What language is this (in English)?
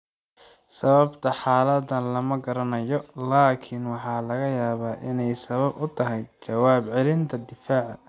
Somali